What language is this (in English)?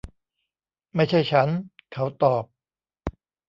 Thai